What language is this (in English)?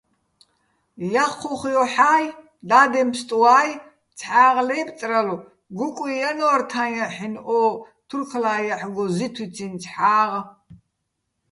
Bats